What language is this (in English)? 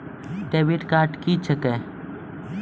Maithili